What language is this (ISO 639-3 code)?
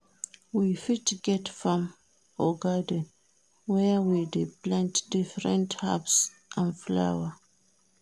pcm